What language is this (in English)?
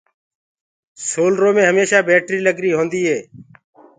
Gurgula